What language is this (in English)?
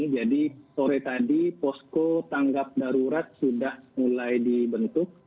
Indonesian